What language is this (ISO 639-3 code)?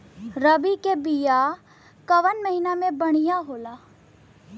bho